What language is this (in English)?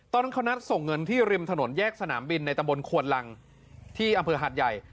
Thai